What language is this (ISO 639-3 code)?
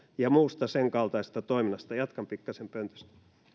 fin